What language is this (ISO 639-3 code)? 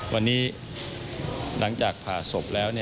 tha